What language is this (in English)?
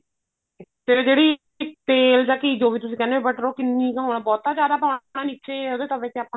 Punjabi